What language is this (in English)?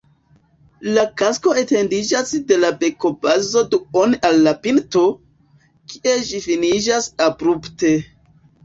Esperanto